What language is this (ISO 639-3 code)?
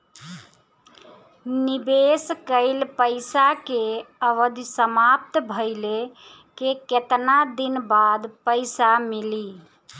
bho